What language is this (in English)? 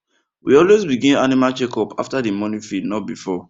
Nigerian Pidgin